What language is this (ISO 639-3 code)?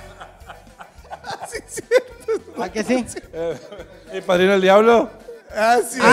spa